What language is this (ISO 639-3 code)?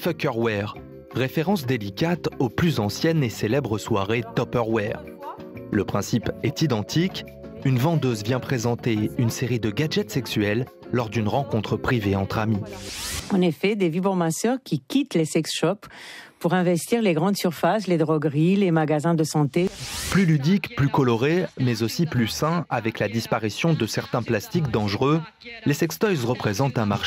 fra